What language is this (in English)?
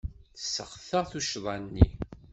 Kabyle